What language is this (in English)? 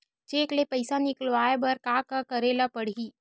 Chhattisgarhi